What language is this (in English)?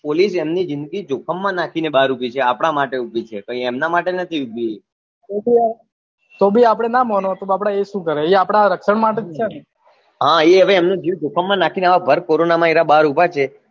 Gujarati